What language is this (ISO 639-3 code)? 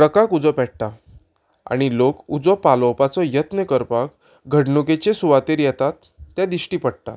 kok